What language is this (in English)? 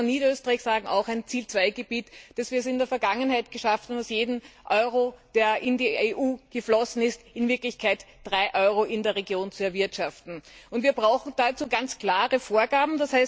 German